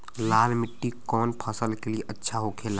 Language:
Bhojpuri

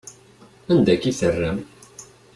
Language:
Kabyle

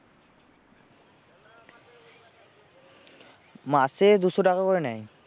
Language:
Bangla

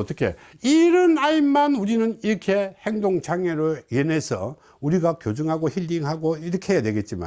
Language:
Korean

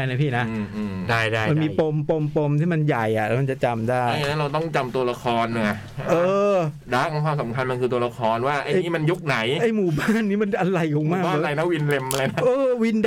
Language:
Thai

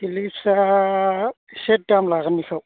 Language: Bodo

